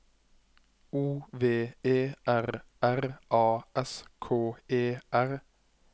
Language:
Norwegian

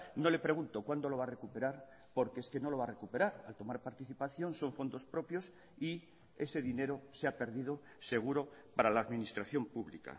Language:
Spanish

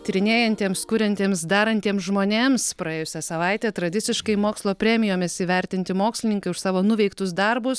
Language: Lithuanian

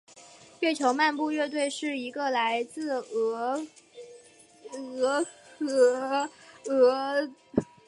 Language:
Chinese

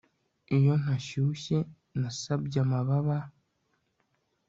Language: Kinyarwanda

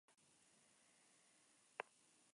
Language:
Spanish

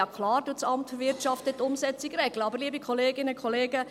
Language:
Swiss German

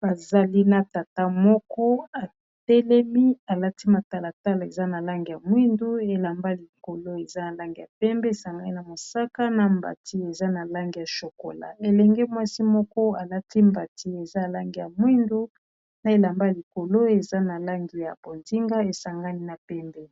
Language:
Lingala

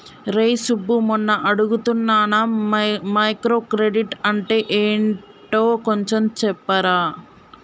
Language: Telugu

